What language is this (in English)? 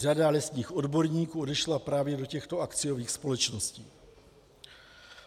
Czech